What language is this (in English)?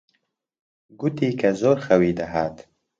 Central Kurdish